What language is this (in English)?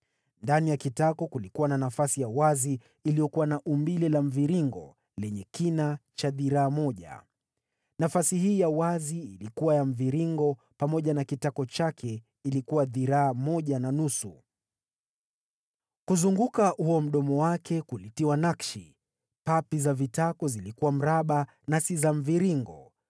Swahili